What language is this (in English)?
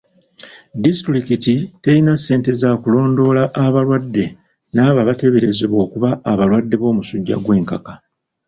Ganda